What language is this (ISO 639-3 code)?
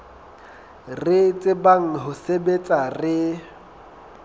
sot